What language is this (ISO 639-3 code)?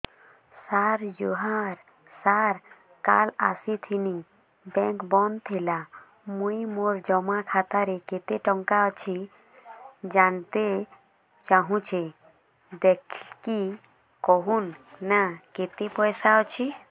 ori